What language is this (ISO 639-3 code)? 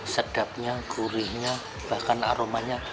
ind